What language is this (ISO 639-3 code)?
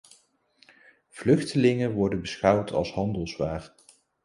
nld